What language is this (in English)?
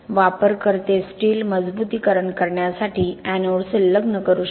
Marathi